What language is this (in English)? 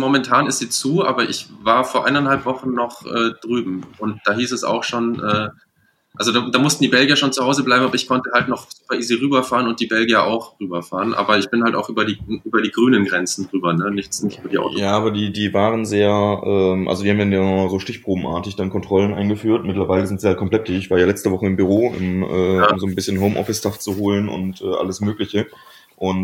German